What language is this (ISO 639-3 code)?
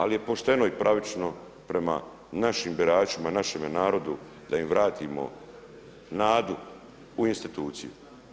hrv